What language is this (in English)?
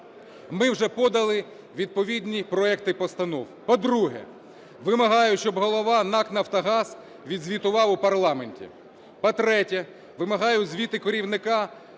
Ukrainian